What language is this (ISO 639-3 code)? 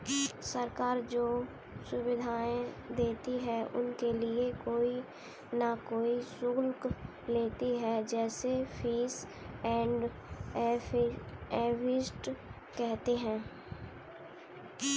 hin